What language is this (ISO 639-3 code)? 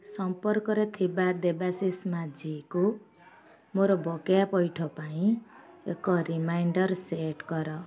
ori